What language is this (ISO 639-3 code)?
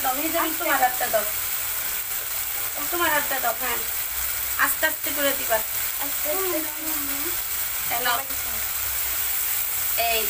ron